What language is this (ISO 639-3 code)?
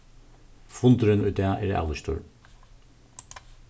fao